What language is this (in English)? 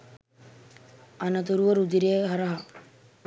Sinhala